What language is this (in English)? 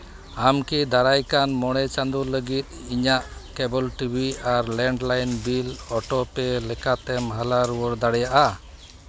Santali